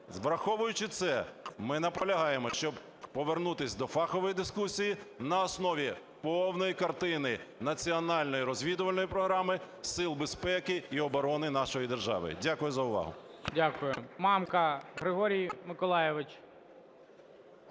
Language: Ukrainian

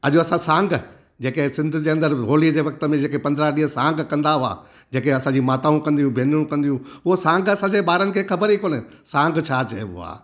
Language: Sindhi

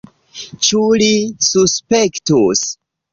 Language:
Esperanto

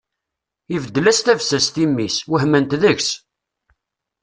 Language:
Kabyle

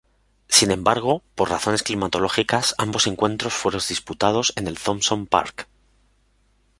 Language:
Spanish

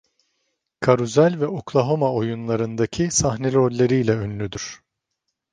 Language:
Turkish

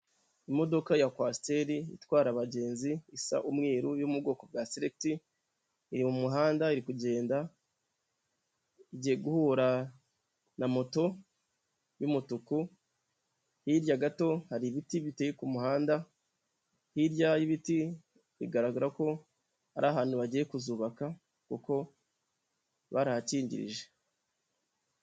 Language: Kinyarwanda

